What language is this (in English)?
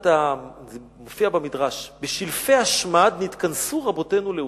Hebrew